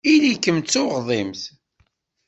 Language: Kabyle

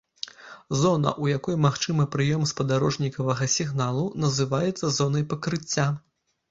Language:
Belarusian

